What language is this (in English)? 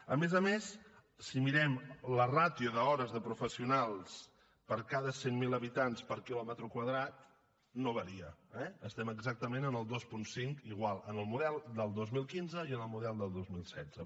Catalan